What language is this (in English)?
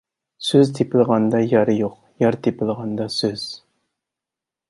Uyghur